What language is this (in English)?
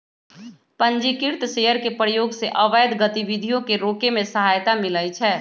Magahi